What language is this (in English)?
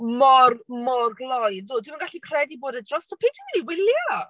Welsh